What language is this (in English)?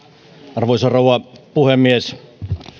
Finnish